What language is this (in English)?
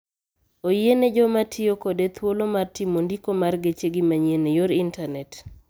Luo (Kenya and Tanzania)